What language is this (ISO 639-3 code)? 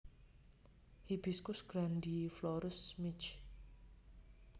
jav